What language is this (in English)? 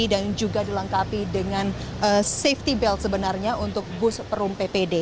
Indonesian